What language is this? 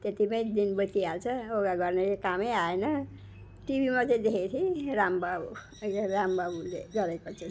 Nepali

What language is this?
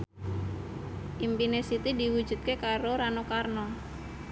Javanese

